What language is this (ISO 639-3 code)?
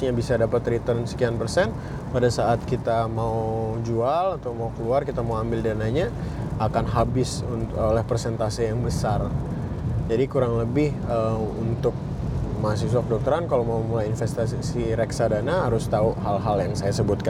ind